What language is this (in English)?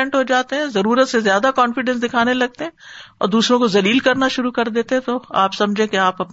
Urdu